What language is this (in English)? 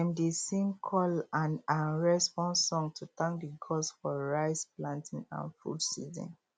Nigerian Pidgin